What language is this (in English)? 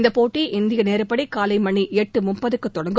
Tamil